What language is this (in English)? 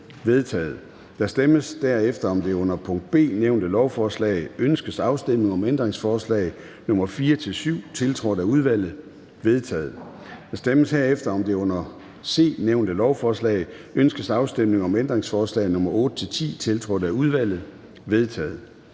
Danish